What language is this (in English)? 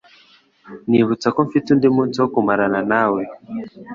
Kinyarwanda